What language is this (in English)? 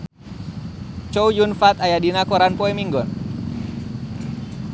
Sundanese